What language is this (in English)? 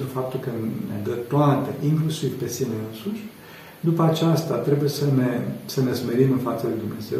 Romanian